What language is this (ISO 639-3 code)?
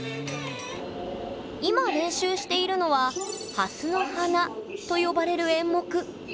jpn